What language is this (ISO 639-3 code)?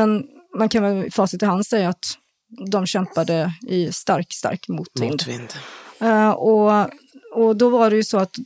swe